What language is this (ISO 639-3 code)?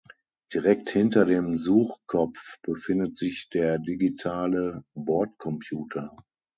deu